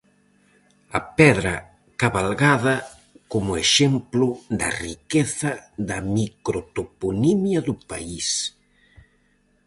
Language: Galician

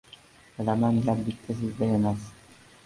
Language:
Uzbek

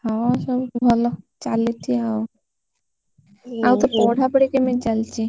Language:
Odia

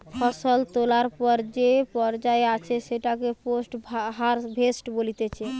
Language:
Bangla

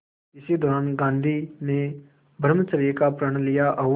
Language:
Hindi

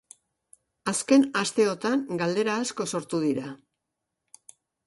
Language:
Basque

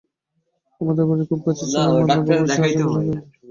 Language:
Bangla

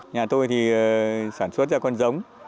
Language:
Vietnamese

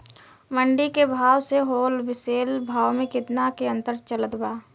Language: Bhojpuri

